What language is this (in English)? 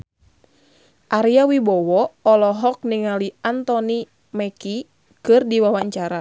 Sundanese